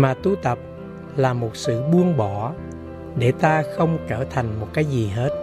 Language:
Vietnamese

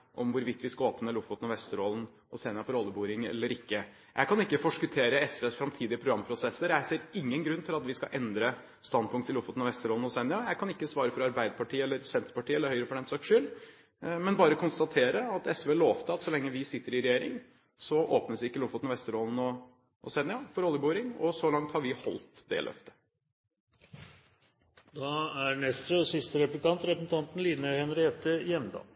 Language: Norwegian Bokmål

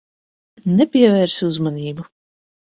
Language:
Latvian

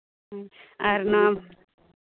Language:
Santali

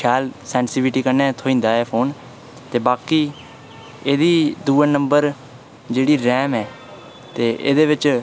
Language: Dogri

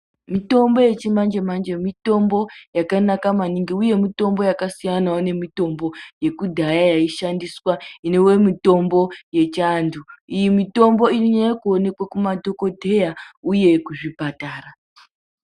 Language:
Ndau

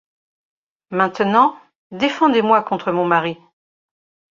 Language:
French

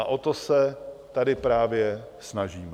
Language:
Czech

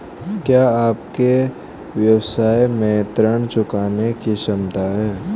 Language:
Hindi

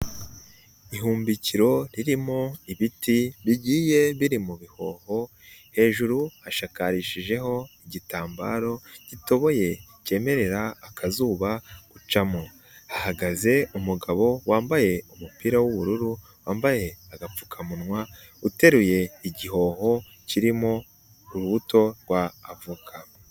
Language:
Kinyarwanda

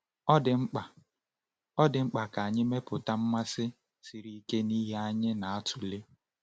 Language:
Igbo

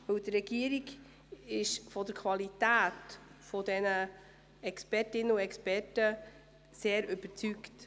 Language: Swiss German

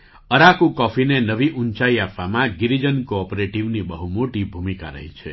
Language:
Gujarati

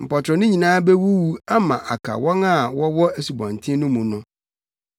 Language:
Akan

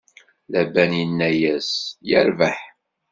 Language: Kabyle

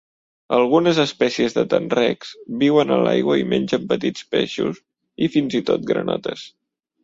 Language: Catalan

